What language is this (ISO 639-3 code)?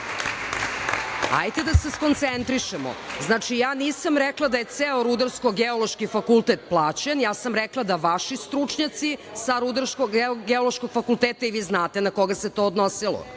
srp